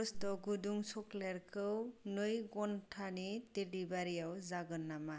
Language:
Bodo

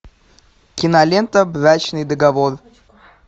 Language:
Russian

